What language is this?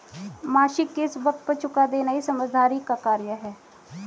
Hindi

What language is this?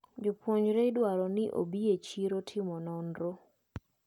Luo (Kenya and Tanzania)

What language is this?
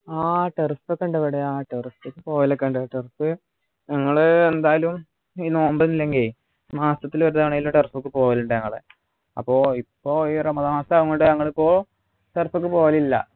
Malayalam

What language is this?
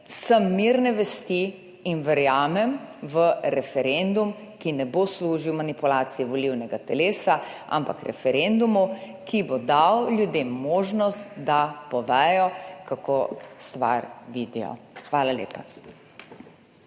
Slovenian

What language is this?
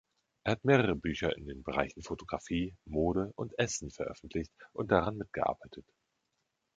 German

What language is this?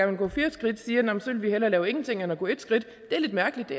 Danish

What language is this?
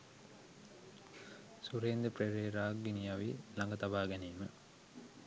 Sinhala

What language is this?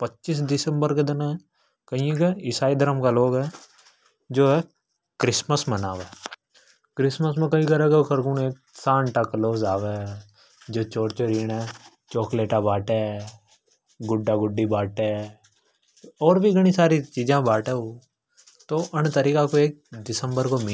Hadothi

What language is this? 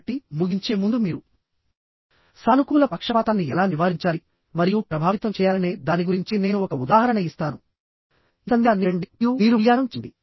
Telugu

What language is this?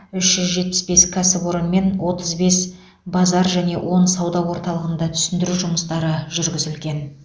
Kazakh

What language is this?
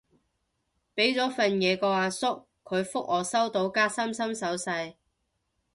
Cantonese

